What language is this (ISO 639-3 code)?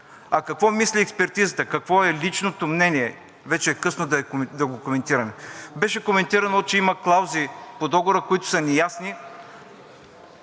bul